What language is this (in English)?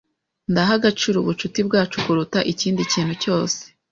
Kinyarwanda